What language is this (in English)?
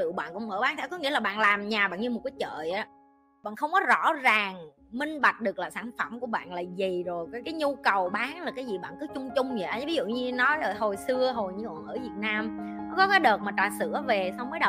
Vietnamese